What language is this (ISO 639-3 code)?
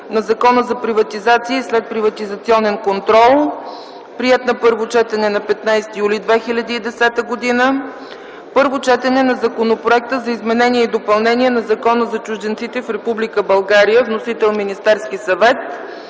bul